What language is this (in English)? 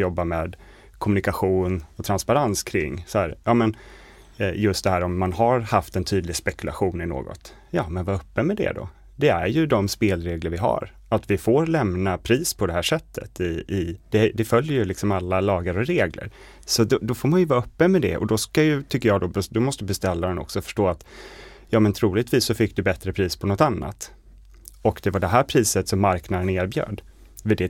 Swedish